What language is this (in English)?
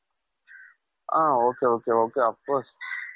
Kannada